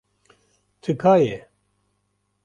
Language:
Kurdish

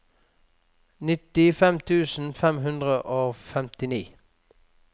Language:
Norwegian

